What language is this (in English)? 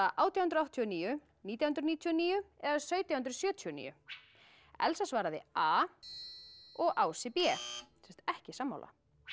Icelandic